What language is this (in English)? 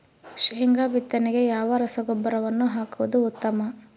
Kannada